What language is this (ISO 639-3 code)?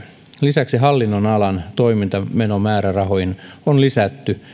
fin